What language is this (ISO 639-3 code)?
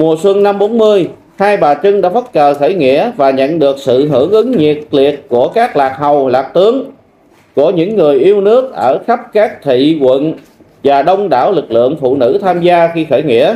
vie